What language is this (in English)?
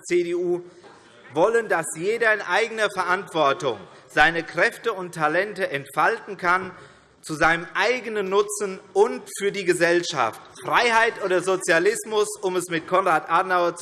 German